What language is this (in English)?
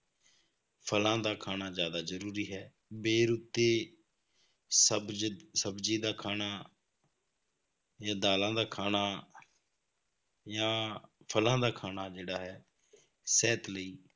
Punjabi